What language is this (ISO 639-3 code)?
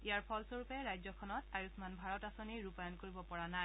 asm